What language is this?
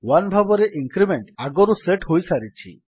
Odia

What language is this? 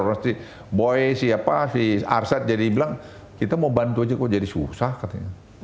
Indonesian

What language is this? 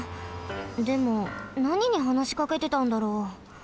Japanese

